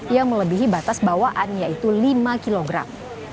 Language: Indonesian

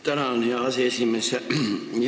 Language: Estonian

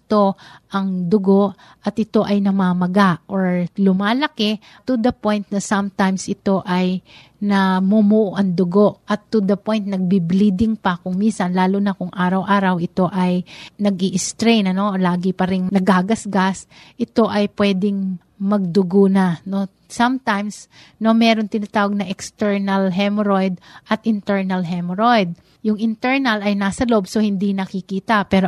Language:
Filipino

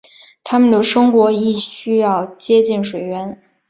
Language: Chinese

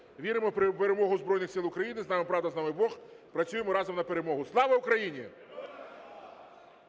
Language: Ukrainian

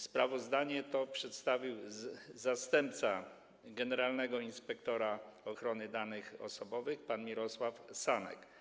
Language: Polish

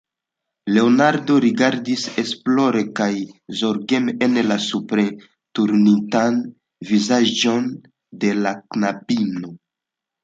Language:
Esperanto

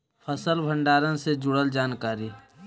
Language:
Magahi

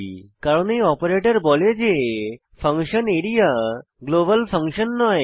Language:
Bangla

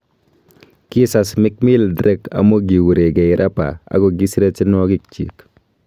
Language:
Kalenjin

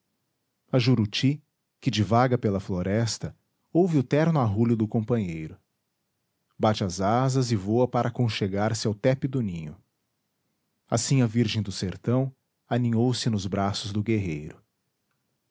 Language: Portuguese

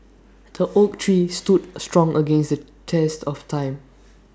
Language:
English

